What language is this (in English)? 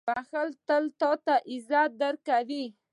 Pashto